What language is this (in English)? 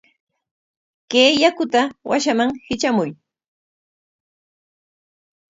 Corongo Ancash Quechua